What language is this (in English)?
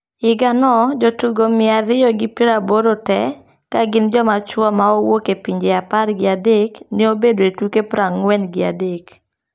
Luo (Kenya and Tanzania)